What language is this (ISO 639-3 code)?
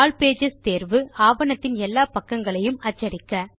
tam